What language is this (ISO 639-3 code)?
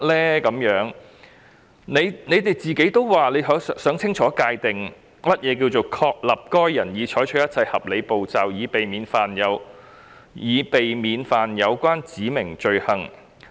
yue